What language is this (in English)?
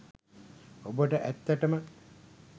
Sinhala